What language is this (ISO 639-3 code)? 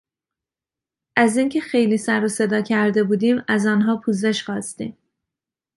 fas